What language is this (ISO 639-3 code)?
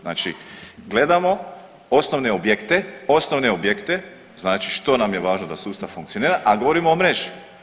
hrv